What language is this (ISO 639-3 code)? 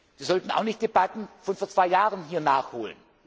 deu